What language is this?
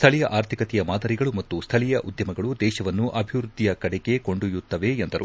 Kannada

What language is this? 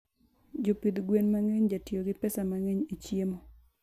Luo (Kenya and Tanzania)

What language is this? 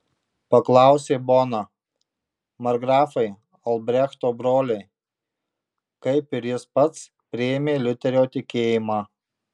Lithuanian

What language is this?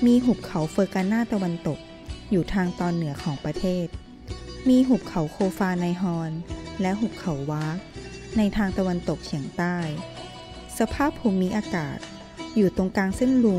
Thai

